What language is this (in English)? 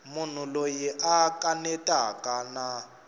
Tsonga